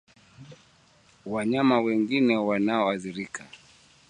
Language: Swahili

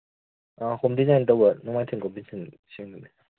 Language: Manipuri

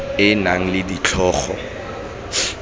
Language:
Tswana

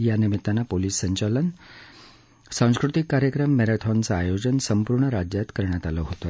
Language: Marathi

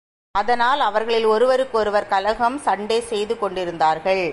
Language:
Tamil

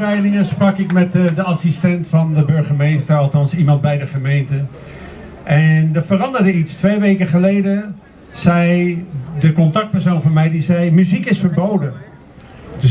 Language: Dutch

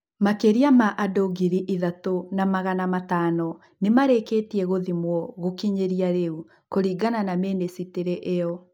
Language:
Kikuyu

